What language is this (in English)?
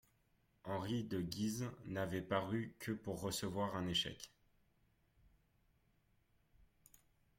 French